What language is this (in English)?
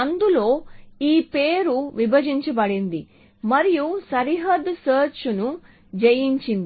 Telugu